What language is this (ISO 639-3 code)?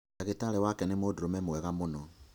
kik